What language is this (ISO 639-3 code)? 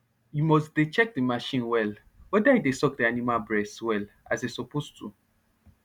pcm